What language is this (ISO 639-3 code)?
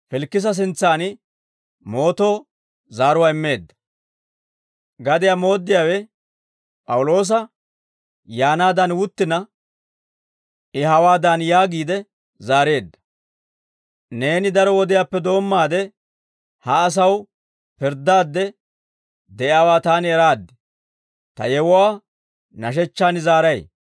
dwr